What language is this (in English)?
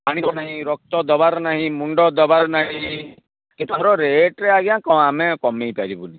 Odia